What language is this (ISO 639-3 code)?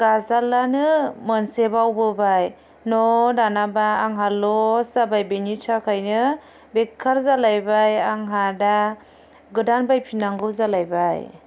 brx